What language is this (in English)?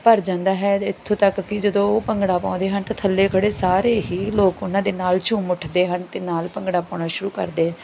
Punjabi